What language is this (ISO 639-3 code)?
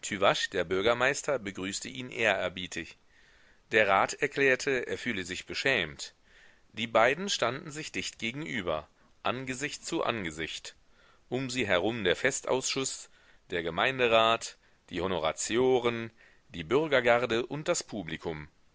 deu